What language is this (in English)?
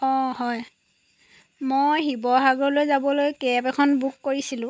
Assamese